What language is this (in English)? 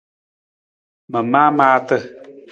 Nawdm